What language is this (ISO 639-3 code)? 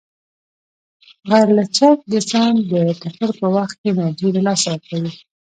pus